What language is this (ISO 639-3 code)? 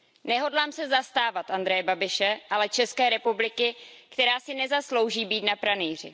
ces